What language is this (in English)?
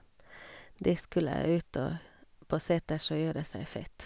Norwegian